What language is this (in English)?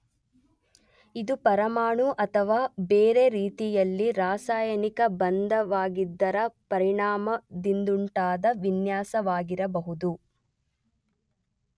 Kannada